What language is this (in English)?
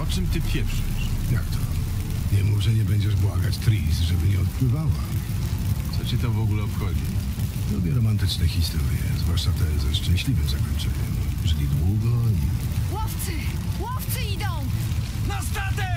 Polish